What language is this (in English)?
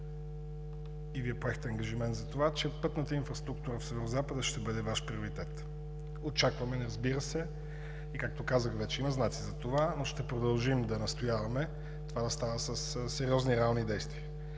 Bulgarian